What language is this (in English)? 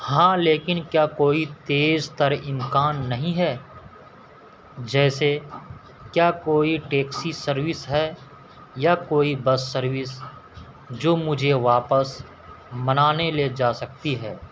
Urdu